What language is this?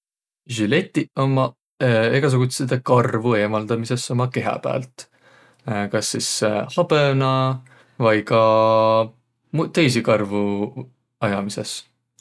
Võro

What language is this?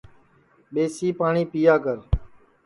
Sansi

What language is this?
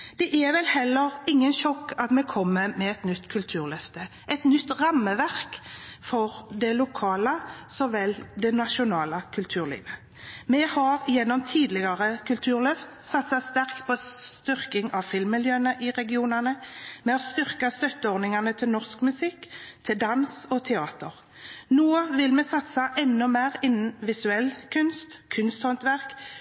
Norwegian Bokmål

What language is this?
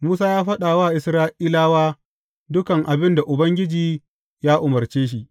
Hausa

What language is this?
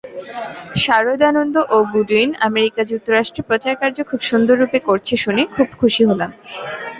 Bangla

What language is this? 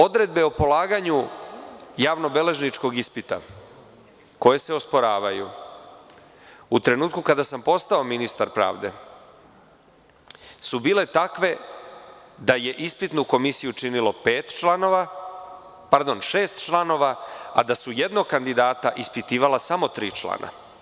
Serbian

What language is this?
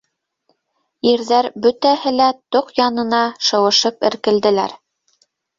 Bashkir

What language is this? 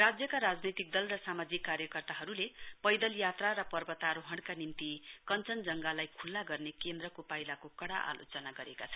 Nepali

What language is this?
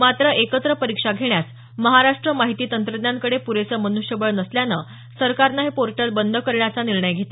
Marathi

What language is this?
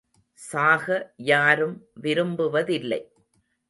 Tamil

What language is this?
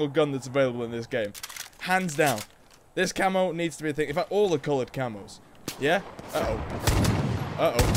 English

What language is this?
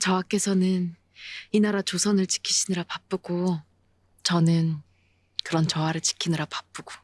Korean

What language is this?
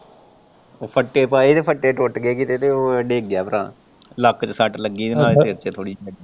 Punjabi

